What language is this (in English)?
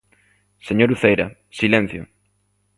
Galician